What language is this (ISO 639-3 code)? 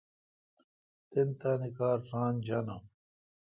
xka